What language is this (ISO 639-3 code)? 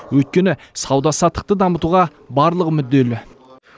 kaz